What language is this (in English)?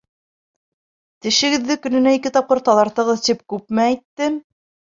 Bashkir